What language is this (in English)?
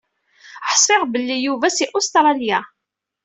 Kabyle